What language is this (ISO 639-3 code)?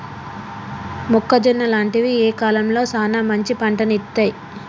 tel